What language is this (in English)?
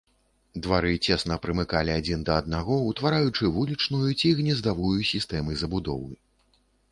Belarusian